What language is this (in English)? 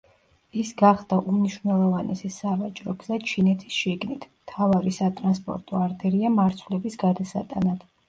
Georgian